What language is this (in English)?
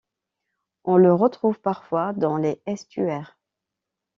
French